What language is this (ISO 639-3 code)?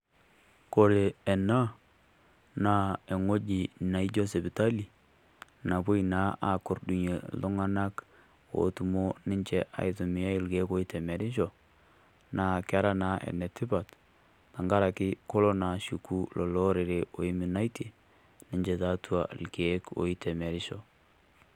mas